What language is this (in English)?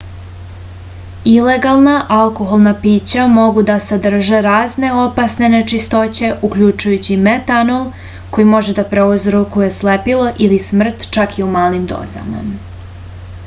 Serbian